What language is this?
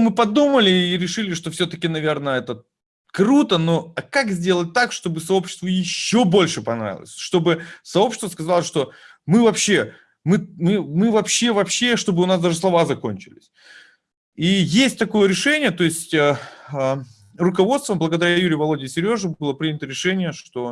Russian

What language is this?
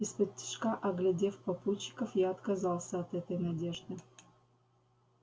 Russian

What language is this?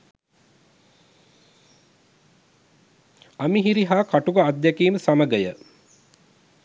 Sinhala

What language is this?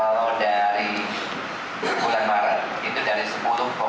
Indonesian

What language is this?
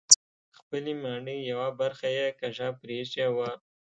Pashto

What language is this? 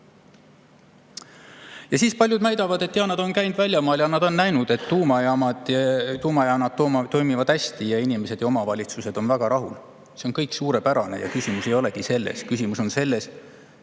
Estonian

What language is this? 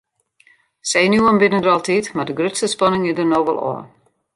Western Frisian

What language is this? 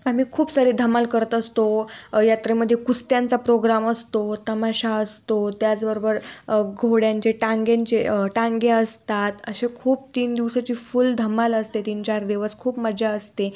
Marathi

